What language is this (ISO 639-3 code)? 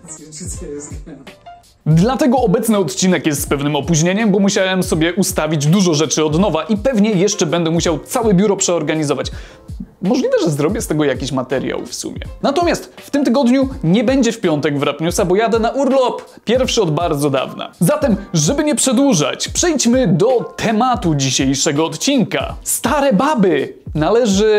pol